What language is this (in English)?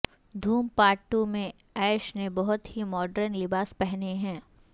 Urdu